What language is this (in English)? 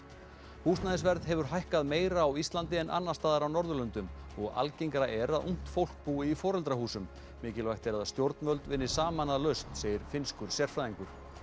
Icelandic